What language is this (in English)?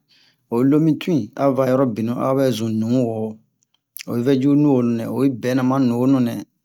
Bomu